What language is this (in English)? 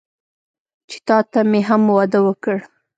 Pashto